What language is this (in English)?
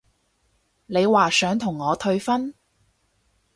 Cantonese